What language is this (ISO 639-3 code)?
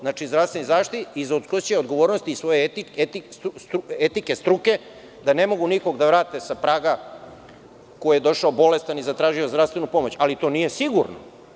srp